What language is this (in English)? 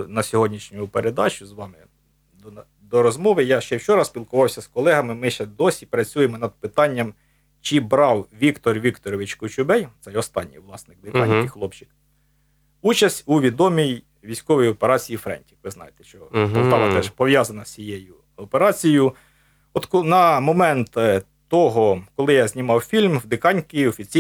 Ukrainian